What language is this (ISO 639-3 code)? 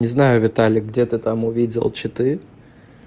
rus